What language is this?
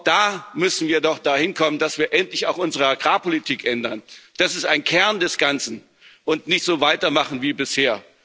German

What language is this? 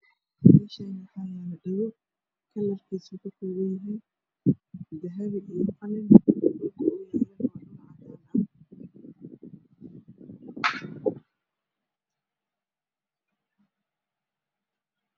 Somali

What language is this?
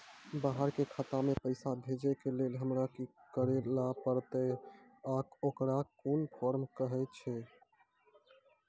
Maithili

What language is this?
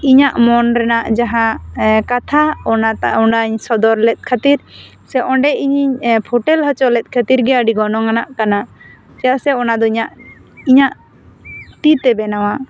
Santali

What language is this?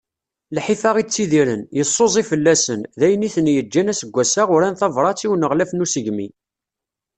Kabyle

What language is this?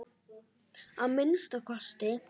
Icelandic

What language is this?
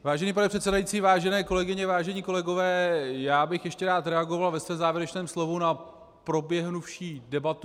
Czech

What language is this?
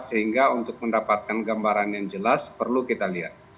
Indonesian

